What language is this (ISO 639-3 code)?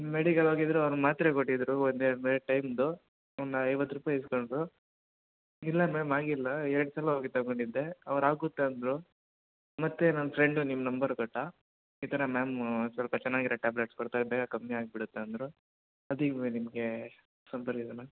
kan